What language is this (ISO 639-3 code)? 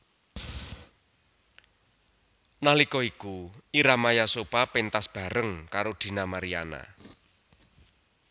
jav